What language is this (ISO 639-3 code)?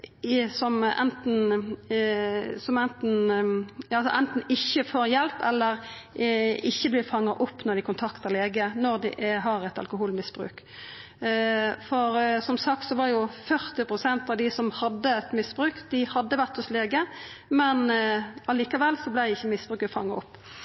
nno